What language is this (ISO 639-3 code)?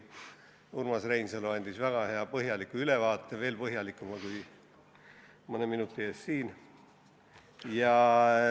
est